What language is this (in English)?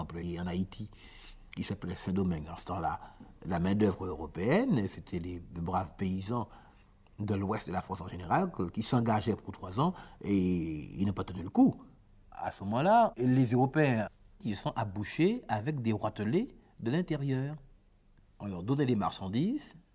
French